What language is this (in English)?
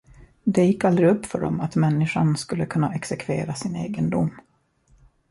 Swedish